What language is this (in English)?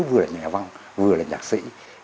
Vietnamese